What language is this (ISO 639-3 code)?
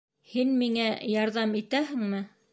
bak